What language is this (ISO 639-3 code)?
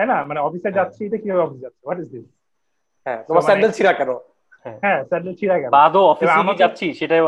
ben